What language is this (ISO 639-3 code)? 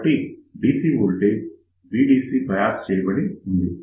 tel